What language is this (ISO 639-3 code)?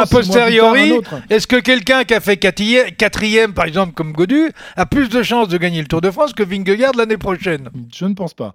fra